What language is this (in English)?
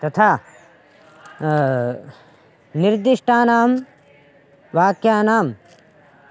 Sanskrit